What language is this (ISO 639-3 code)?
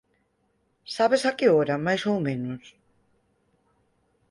glg